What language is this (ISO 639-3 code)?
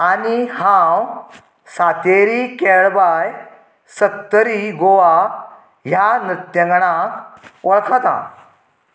kok